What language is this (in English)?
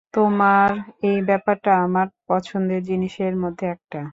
Bangla